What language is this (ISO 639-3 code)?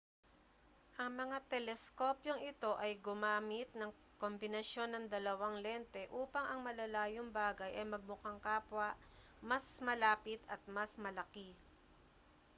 fil